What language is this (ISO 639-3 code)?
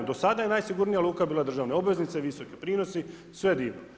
hrv